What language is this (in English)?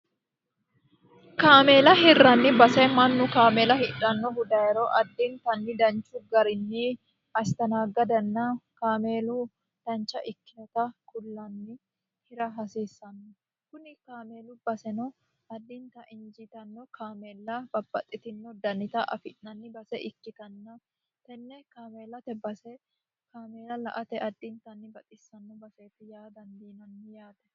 Sidamo